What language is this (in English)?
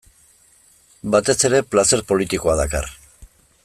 Basque